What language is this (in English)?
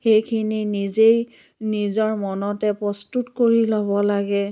Assamese